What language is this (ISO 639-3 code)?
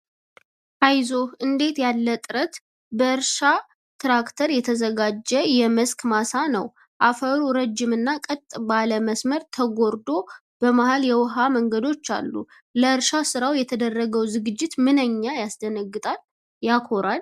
amh